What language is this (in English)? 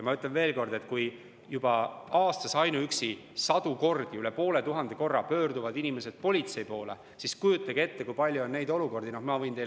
Estonian